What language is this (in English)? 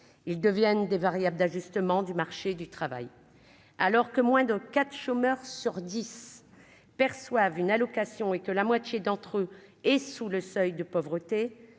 French